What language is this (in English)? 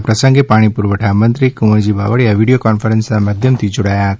Gujarati